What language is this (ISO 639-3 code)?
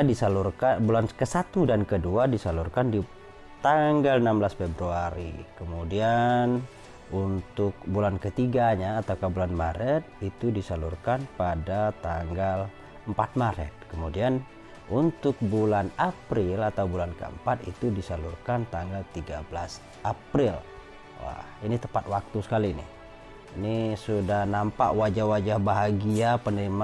ind